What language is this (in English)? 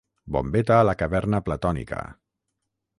Catalan